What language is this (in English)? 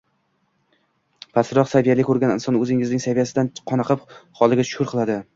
Uzbek